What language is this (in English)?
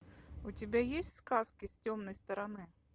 Russian